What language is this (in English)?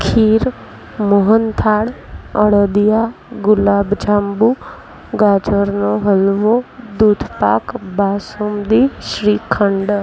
Gujarati